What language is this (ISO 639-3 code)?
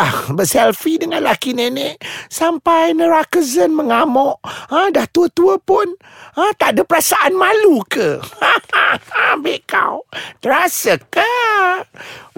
msa